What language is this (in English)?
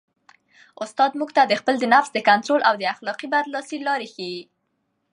Pashto